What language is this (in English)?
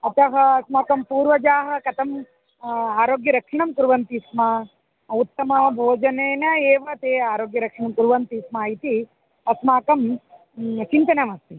Sanskrit